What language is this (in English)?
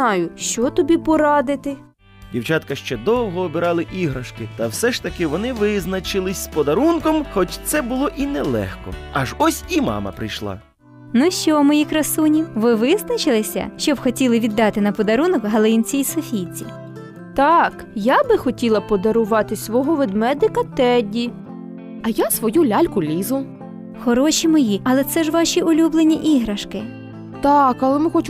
Ukrainian